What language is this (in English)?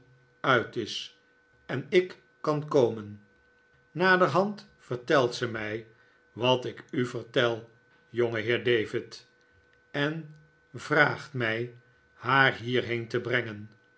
Dutch